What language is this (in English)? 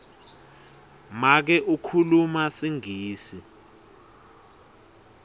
Swati